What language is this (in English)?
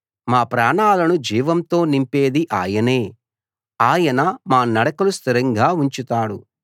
Telugu